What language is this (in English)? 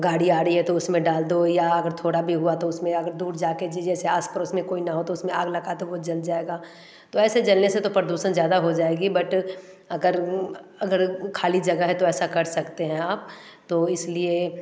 Hindi